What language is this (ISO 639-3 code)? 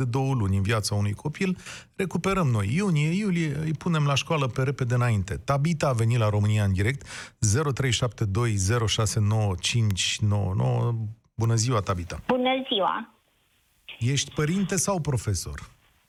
ron